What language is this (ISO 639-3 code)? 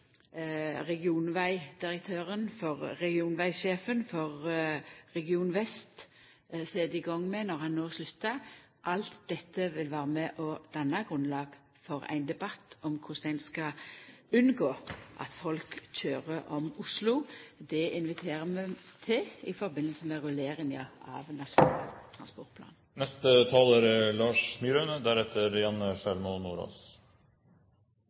nor